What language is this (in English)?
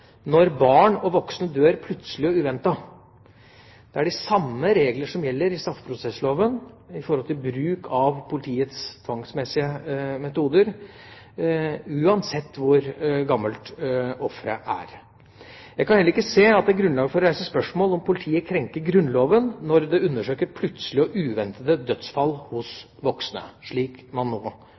Norwegian Bokmål